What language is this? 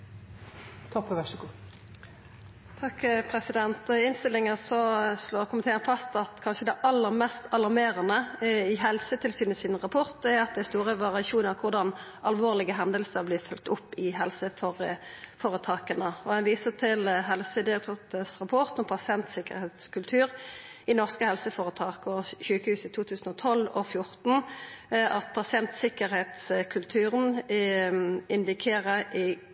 Norwegian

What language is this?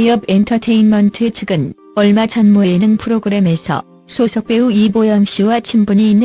Korean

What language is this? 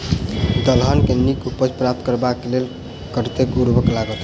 Maithili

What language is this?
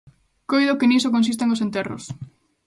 Galician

